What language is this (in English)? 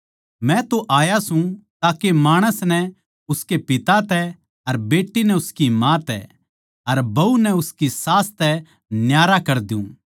Haryanvi